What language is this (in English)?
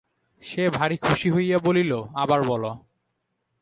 Bangla